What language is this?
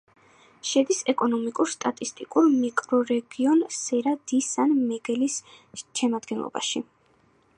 Georgian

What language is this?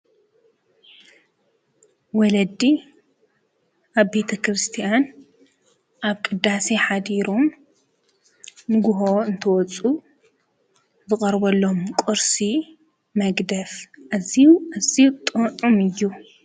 Tigrinya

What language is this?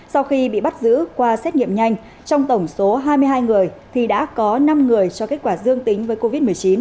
Vietnamese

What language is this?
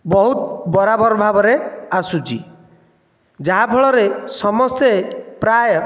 Odia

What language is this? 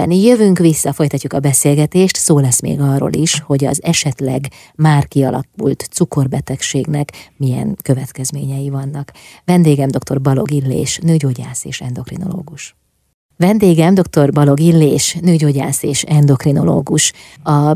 Hungarian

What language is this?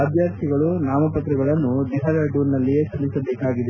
Kannada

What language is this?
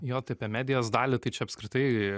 Lithuanian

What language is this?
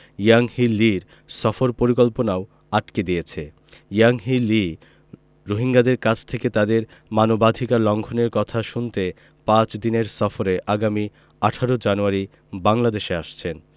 Bangla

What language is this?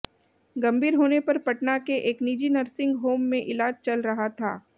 Hindi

